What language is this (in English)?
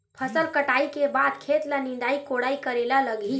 Chhattisgarhi